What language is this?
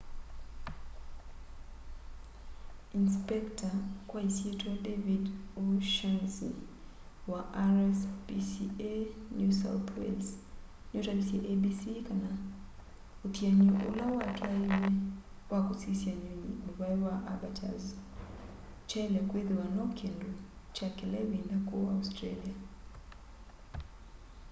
Kamba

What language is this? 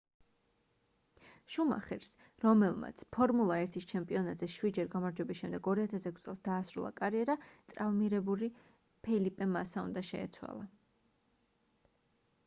Georgian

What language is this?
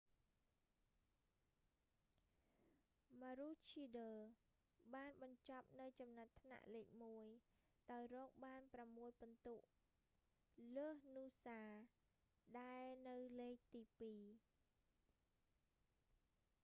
Khmer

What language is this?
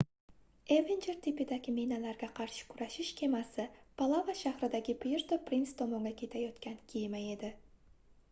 Uzbek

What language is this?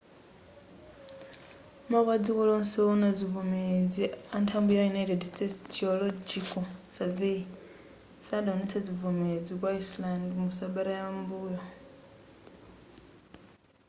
Nyanja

